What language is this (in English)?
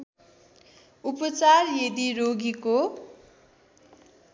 Nepali